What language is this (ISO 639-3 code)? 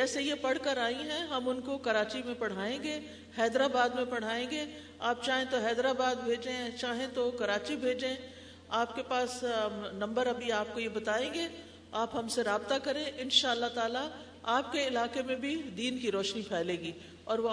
urd